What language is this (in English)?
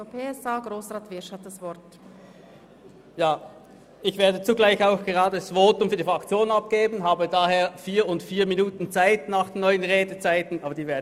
Swiss German